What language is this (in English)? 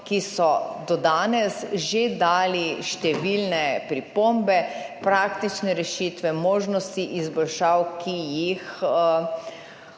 Slovenian